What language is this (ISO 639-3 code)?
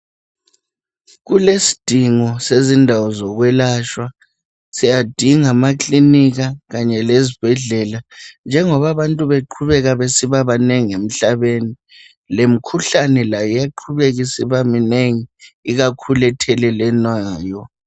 nde